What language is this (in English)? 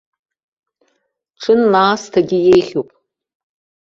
Abkhazian